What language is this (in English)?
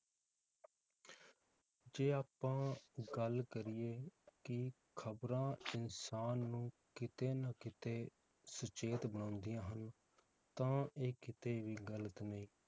Punjabi